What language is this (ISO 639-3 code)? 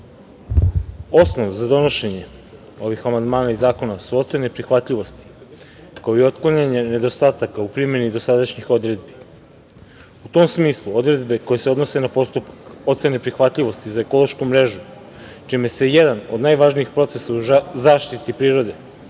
srp